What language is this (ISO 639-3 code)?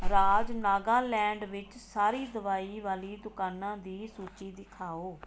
pan